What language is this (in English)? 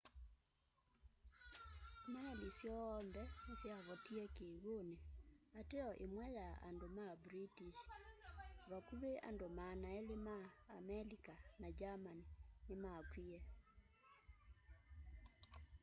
Kamba